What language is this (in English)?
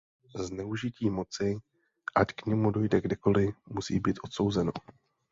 Czech